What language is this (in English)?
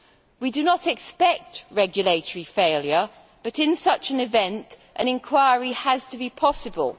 English